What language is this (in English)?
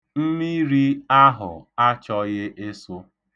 Igbo